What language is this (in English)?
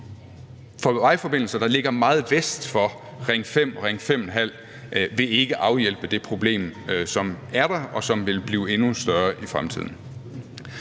Danish